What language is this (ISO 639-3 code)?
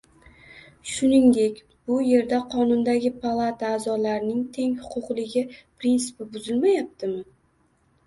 uzb